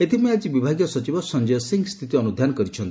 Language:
Odia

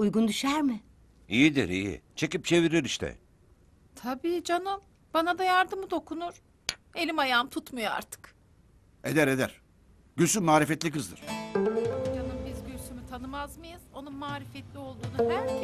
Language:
Turkish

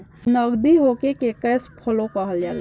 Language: Bhojpuri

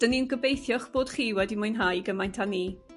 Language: Welsh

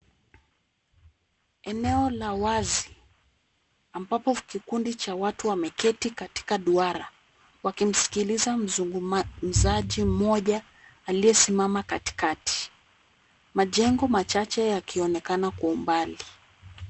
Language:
Swahili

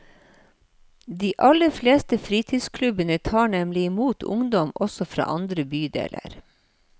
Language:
Norwegian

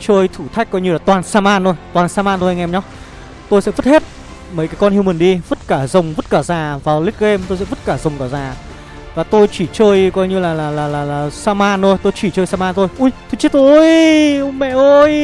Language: Vietnamese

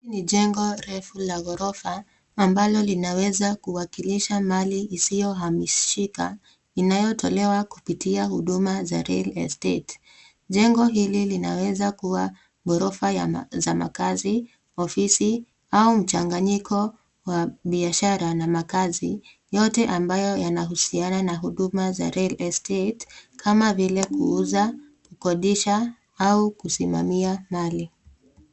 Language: Swahili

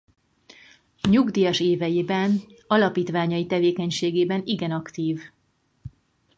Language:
Hungarian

